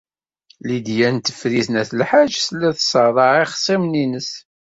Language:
Kabyle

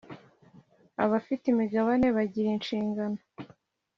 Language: Kinyarwanda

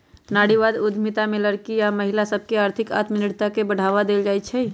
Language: Magahi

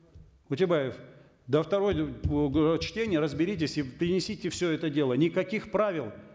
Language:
Kazakh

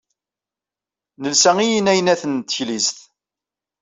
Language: Kabyle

